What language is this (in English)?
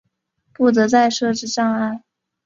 Chinese